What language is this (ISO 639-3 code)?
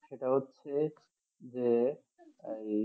ben